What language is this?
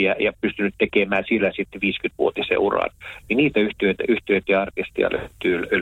Finnish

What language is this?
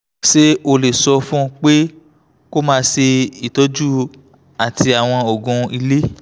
Yoruba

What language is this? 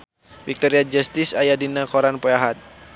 Sundanese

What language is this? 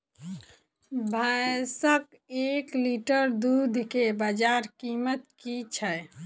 Maithili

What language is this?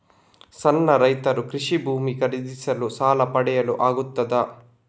Kannada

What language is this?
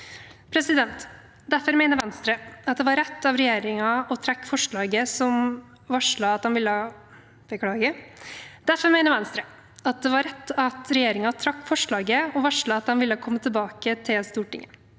Norwegian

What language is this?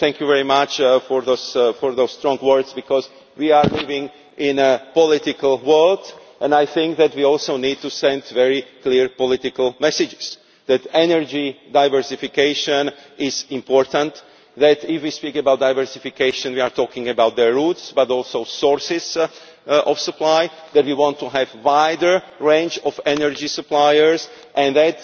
English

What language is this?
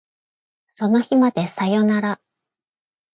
Japanese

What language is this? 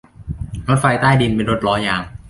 Thai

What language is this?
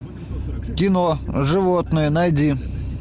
Russian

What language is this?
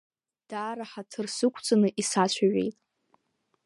Abkhazian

